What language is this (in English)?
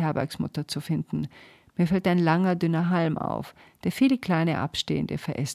German